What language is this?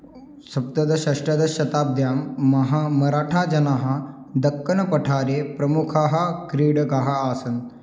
Sanskrit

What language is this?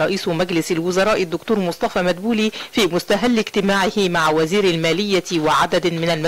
Arabic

